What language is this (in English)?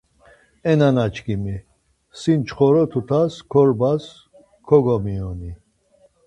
Laz